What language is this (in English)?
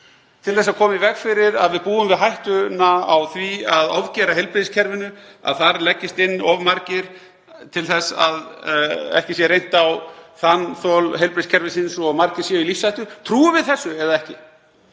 Icelandic